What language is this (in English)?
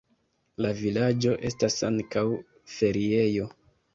Esperanto